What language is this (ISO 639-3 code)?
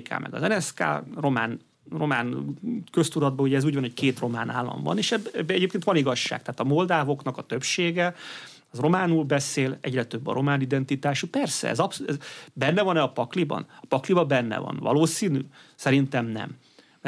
hun